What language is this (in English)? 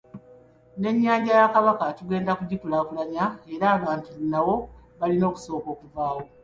Ganda